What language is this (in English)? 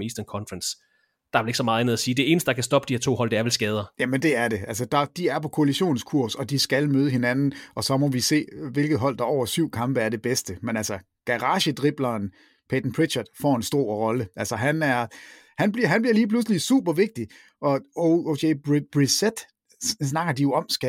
Danish